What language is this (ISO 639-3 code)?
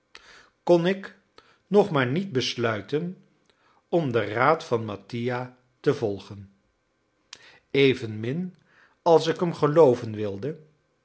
nld